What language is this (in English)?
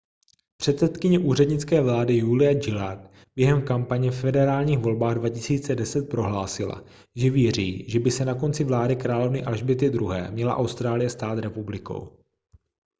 Czech